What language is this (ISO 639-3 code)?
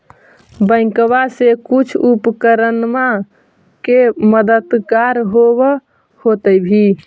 mag